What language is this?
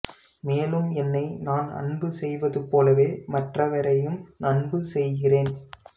Tamil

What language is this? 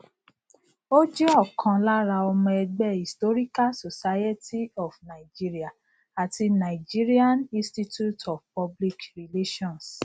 Yoruba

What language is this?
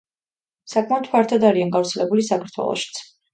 Georgian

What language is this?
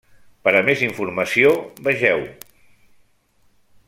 Catalan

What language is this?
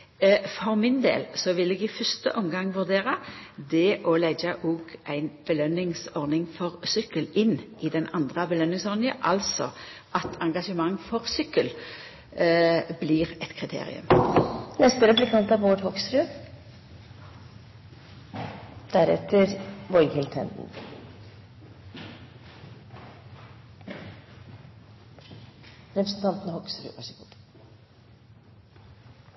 Norwegian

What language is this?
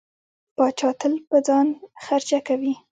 Pashto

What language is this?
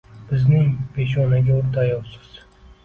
Uzbek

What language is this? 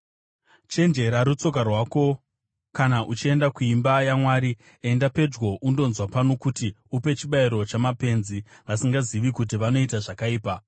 Shona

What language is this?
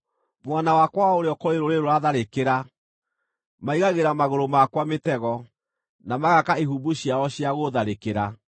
Kikuyu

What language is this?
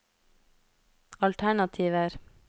Norwegian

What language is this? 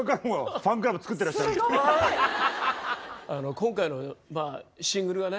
Japanese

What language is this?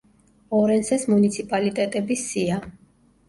Georgian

